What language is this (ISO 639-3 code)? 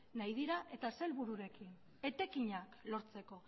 eus